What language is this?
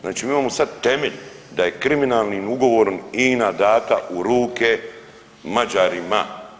Croatian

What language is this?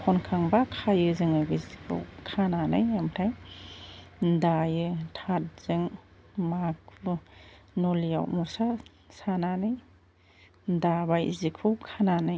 Bodo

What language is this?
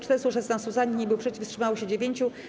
Polish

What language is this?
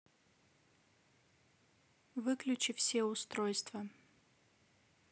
Russian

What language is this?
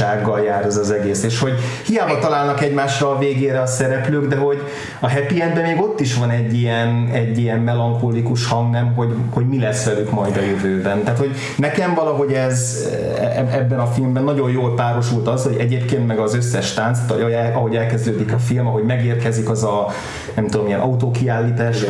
Hungarian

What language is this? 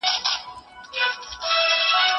Pashto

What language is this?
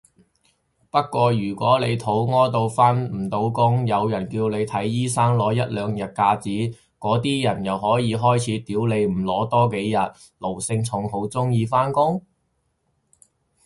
Cantonese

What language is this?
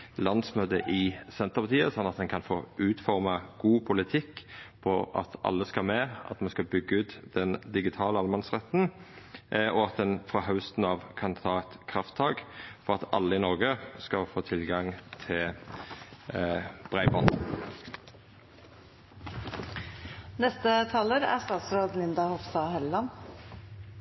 Norwegian Nynorsk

